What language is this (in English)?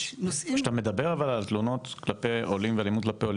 Hebrew